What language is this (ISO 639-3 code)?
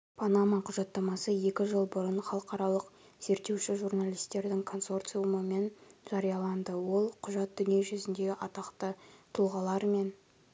kaz